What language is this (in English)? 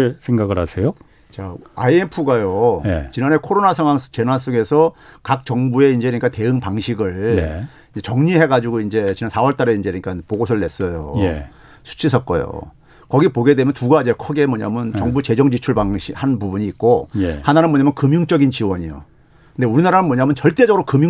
Korean